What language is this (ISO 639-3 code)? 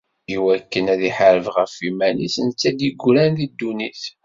kab